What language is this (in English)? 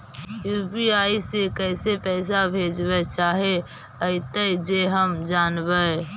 Magahi